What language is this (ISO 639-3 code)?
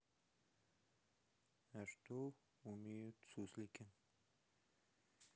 rus